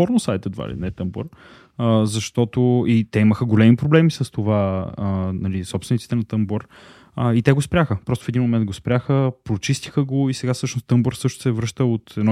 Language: Bulgarian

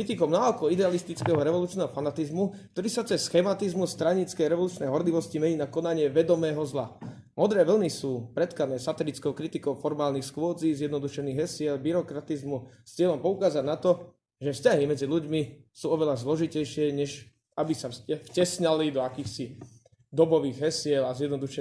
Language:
Slovak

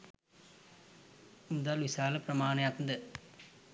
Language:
Sinhala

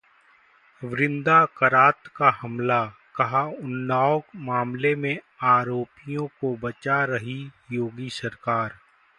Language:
Hindi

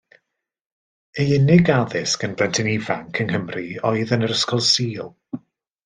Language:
Welsh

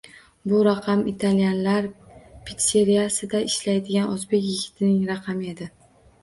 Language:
Uzbek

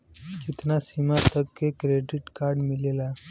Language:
Bhojpuri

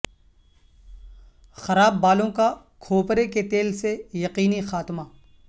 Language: Urdu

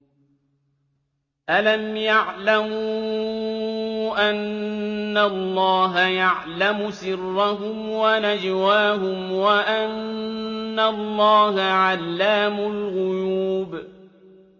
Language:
Arabic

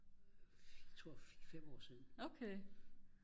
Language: Danish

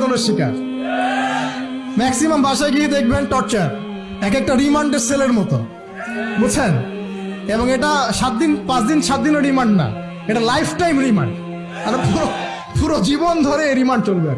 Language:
Bangla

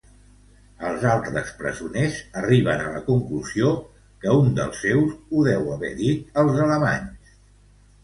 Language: Catalan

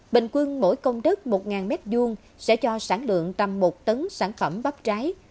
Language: Vietnamese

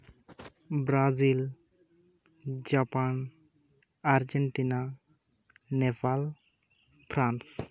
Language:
Santali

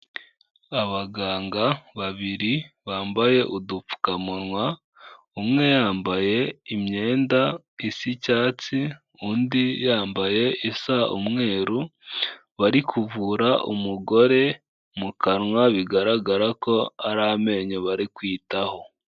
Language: Kinyarwanda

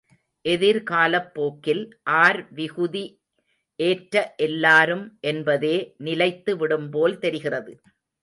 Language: Tamil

